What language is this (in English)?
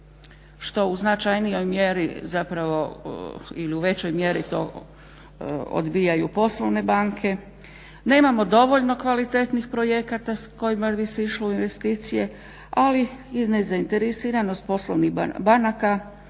Croatian